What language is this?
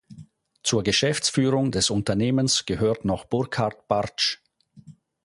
German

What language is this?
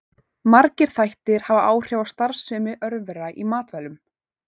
Icelandic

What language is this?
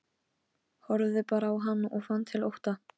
Icelandic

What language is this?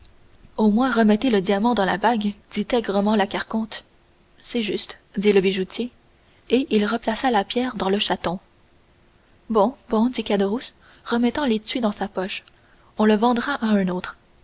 French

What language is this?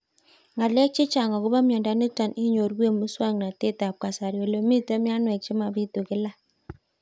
Kalenjin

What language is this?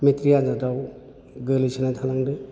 Bodo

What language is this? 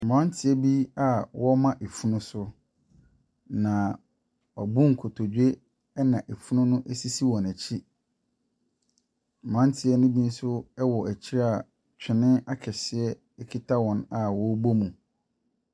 Akan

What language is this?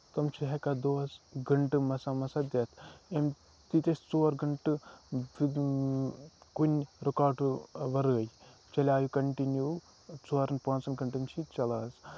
Kashmiri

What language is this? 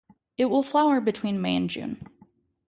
English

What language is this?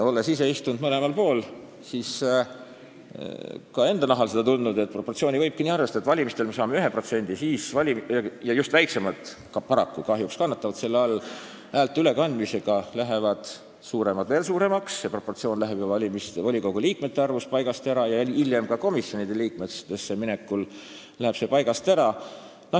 Estonian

